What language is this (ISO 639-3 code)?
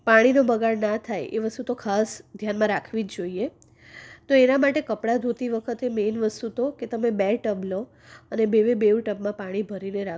guj